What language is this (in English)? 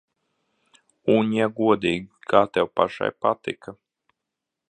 Latvian